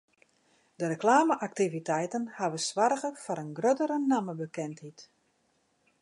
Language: Western Frisian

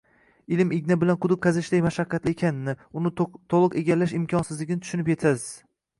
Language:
Uzbek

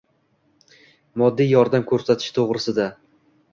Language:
Uzbek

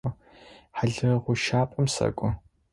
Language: Adyghe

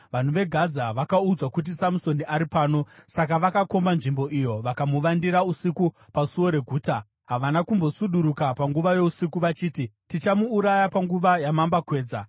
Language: Shona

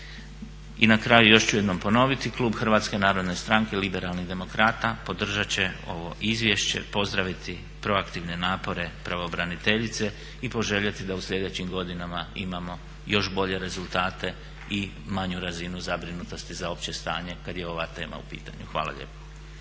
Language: Croatian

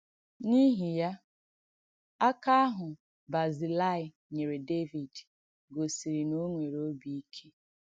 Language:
Igbo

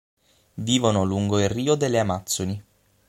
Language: Italian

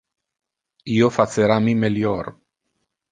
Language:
Interlingua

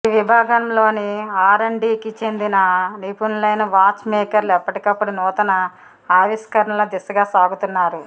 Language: Telugu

